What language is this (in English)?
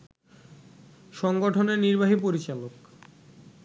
Bangla